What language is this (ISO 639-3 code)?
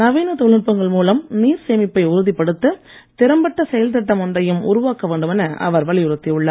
tam